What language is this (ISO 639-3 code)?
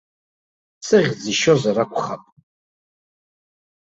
abk